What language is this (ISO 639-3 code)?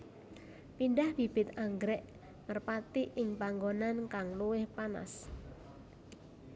jav